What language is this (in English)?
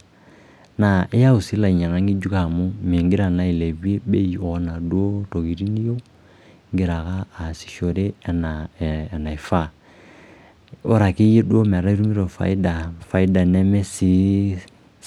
Masai